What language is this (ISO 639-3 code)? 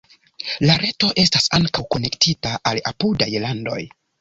epo